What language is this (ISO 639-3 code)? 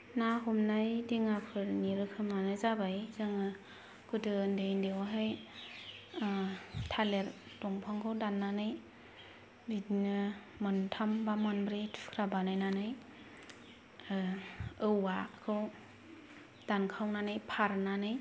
brx